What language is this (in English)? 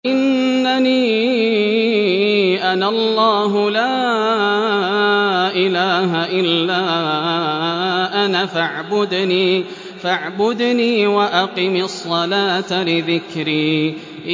Arabic